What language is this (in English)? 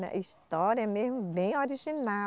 Portuguese